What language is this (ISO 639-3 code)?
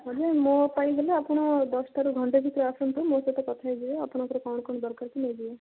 ori